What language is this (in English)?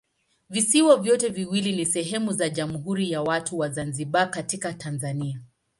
Swahili